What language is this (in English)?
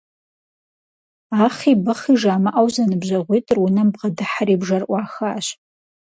Kabardian